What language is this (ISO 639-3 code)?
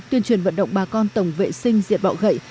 vie